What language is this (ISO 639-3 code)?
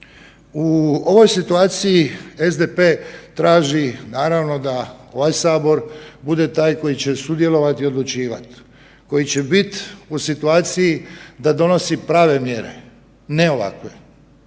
hrv